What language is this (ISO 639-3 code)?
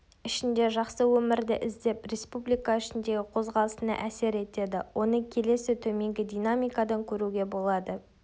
kaz